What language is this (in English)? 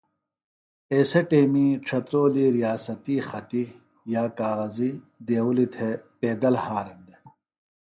Phalura